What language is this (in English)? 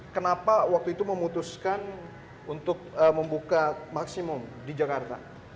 Indonesian